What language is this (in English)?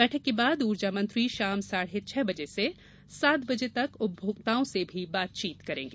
Hindi